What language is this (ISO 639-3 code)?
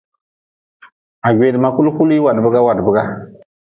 nmz